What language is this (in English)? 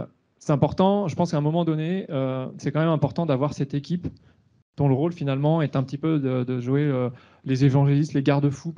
French